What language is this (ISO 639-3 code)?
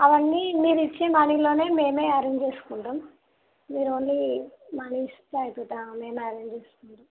tel